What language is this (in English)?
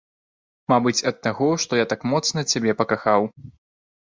Belarusian